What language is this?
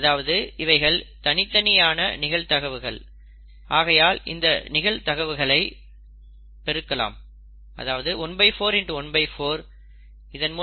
Tamil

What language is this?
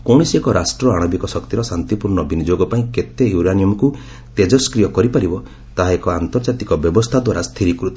Odia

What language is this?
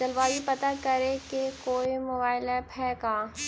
Magahi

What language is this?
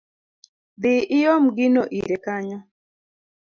Luo (Kenya and Tanzania)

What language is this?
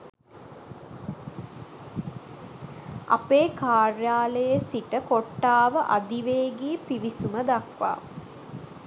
Sinhala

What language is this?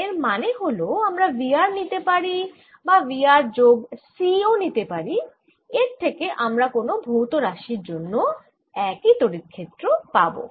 Bangla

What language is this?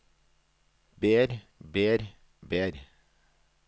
Norwegian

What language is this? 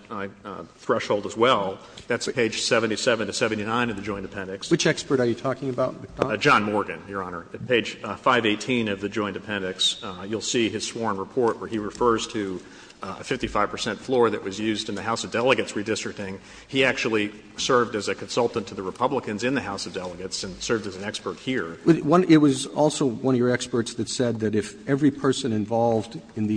English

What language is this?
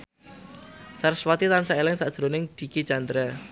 Javanese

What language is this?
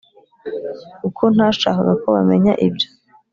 Kinyarwanda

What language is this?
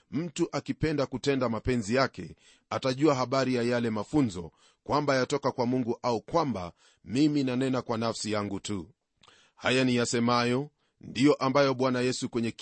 Swahili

